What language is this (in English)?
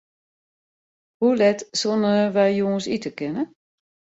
Western Frisian